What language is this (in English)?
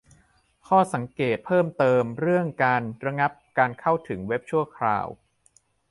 Thai